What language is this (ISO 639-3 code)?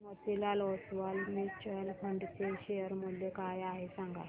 mar